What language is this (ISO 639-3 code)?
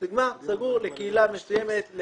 heb